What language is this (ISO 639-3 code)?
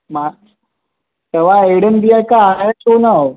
snd